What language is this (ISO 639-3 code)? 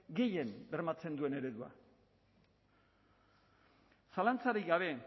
eus